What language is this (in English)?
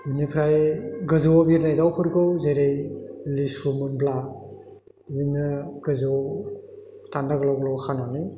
Bodo